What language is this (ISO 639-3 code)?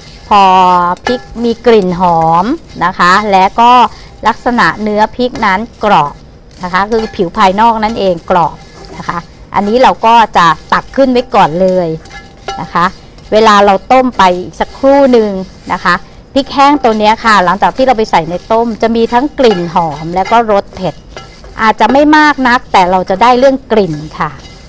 tha